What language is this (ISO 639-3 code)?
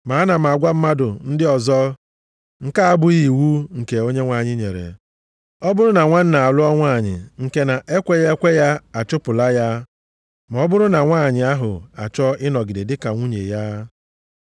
ibo